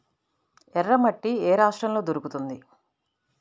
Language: Telugu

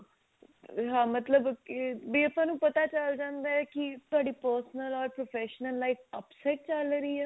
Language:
Punjabi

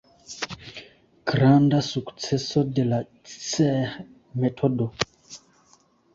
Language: Esperanto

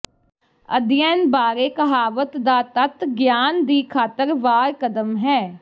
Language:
Punjabi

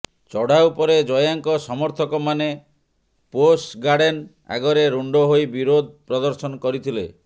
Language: Odia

